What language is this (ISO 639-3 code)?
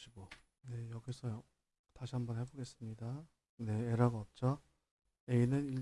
kor